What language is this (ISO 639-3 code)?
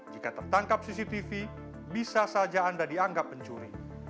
ind